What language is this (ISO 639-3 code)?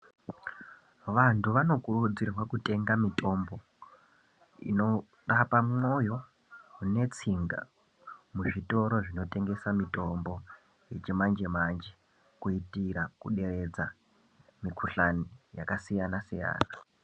ndc